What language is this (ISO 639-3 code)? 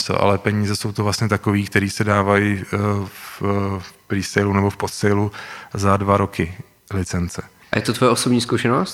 ces